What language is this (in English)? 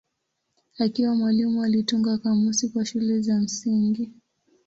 Swahili